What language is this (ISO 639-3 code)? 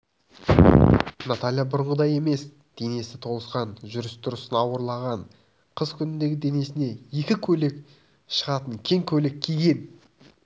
kaz